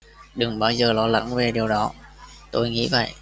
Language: Vietnamese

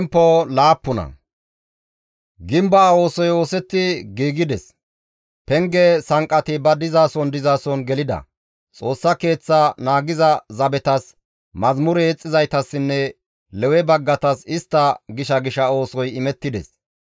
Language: Gamo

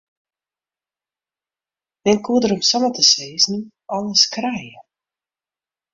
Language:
Western Frisian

